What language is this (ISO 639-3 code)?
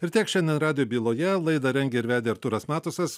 lit